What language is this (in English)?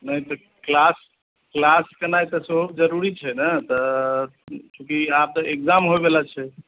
Maithili